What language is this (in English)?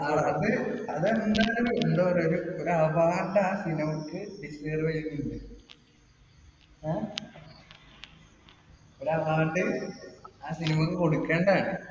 Malayalam